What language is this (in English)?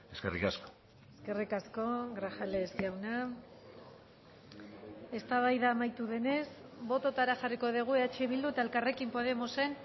Basque